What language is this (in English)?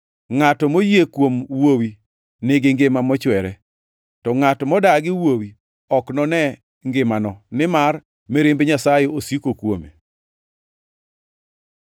Luo (Kenya and Tanzania)